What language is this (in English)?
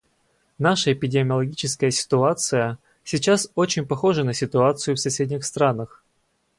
Russian